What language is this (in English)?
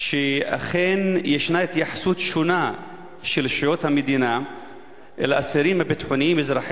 Hebrew